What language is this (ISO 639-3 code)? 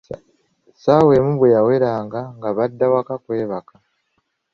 lug